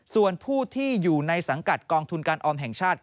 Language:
Thai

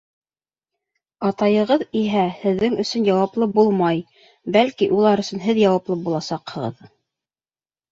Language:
Bashkir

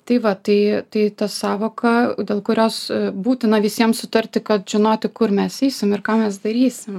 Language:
Lithuanian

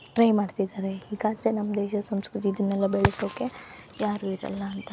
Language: Kannada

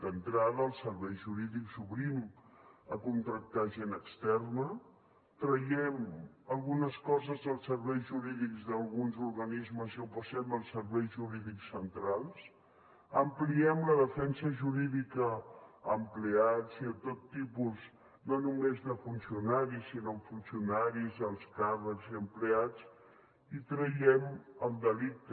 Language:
Catalan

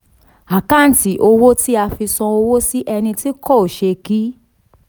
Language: Yoruba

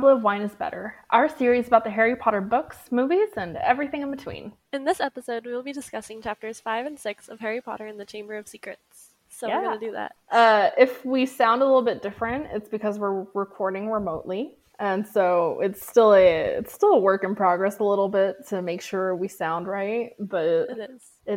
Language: English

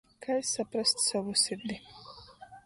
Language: Latgalian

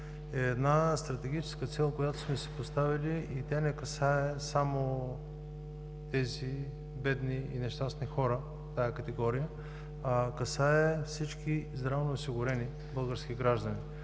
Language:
Bulgarian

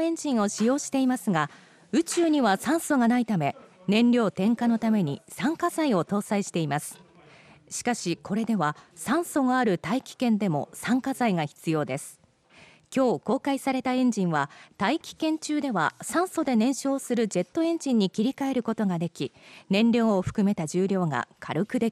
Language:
Japanese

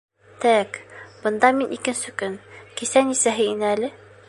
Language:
Bashkir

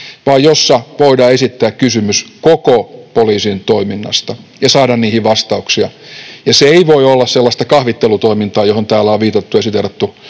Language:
Finnish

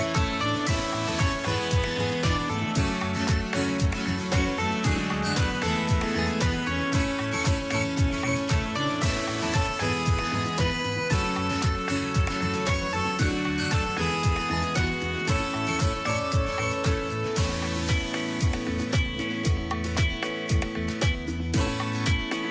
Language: Thai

